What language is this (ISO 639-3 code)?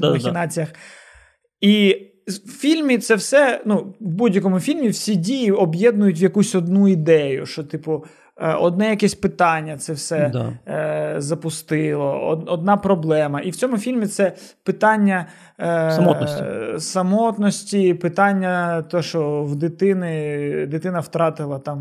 ukr